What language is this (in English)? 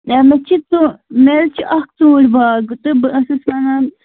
Kashmiri